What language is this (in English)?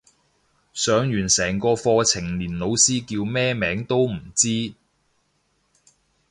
Cantonese